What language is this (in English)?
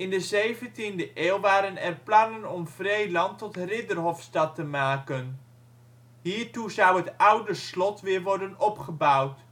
Dutch